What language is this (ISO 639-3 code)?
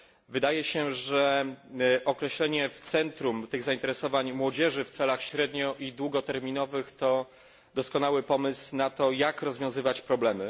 pol